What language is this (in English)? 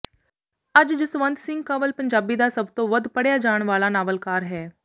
Punjabi